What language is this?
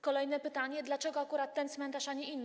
Polish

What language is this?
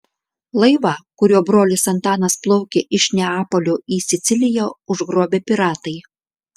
Lithuanian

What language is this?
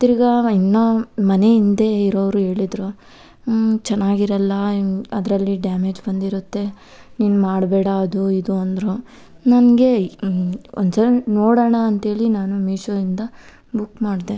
Kannada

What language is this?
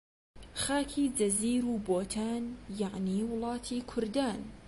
Central Kurdish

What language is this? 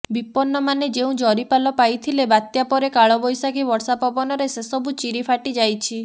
Odia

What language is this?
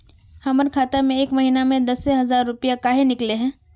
Magahi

